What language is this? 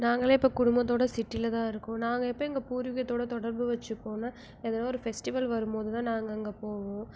Tamil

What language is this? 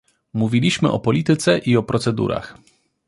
Polish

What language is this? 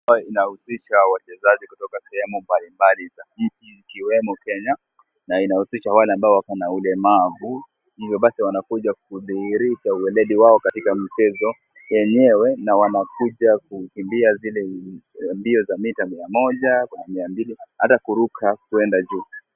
Swahili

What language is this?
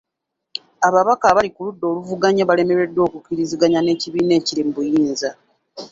Ganda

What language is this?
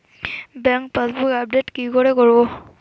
Bangla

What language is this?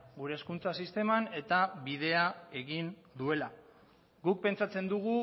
Basque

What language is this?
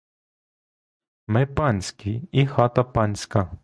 Ukrainian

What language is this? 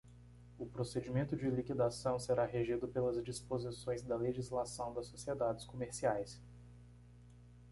Portuguese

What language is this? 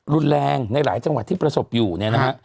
Thai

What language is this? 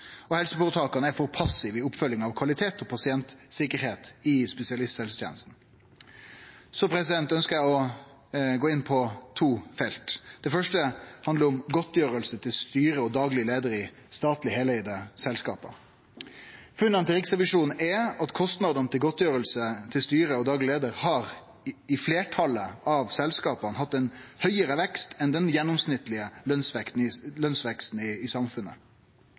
Norwegian Nynorsk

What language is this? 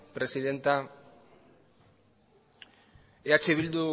Basque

